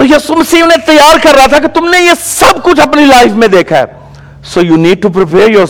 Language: Urdu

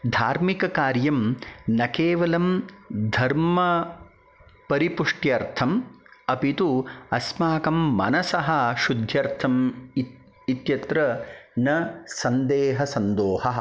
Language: Sanskrit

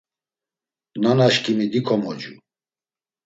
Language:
Laz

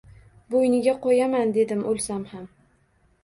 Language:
Uzbek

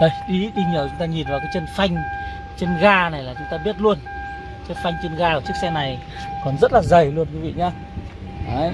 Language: Vietnamese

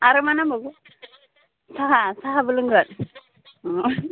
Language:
Bodo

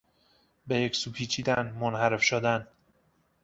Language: Persian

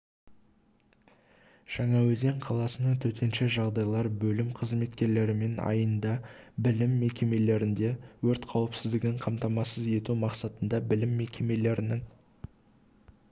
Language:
Kazakh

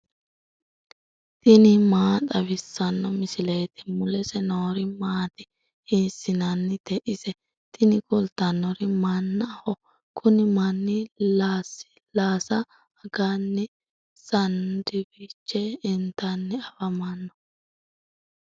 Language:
Sidamo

